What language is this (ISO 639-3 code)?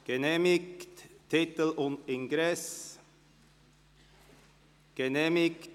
gsw